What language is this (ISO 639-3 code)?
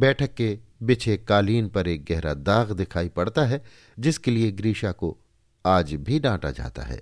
hin